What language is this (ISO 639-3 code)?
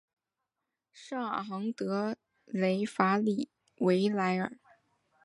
zho